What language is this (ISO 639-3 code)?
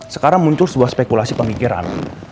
ind